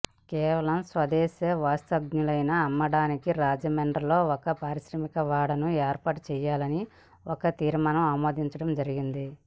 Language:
Telugu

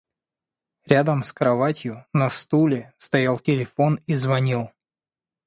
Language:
Russian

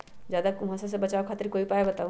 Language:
Magahi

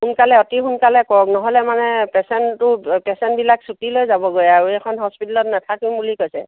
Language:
Assamese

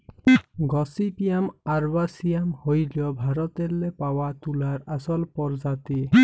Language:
Bangla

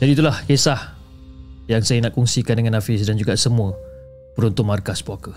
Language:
Malay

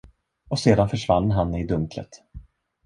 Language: Swedish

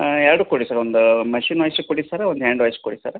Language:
Kannada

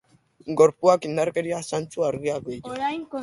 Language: Basque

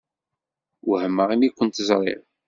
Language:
Kabyle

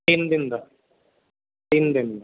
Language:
Punjabi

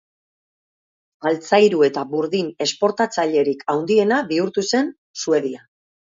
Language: Basque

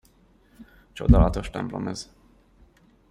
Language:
Hungarian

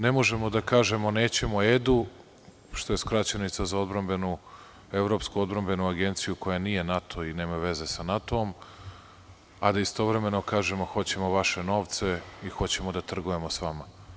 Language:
Serbian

